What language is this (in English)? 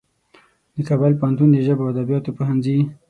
Pashto